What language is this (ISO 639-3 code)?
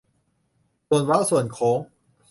tha